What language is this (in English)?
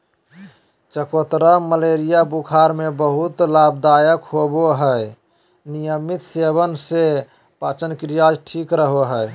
Magahi